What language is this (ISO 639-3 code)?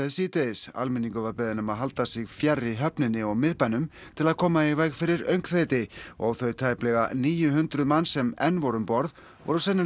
isl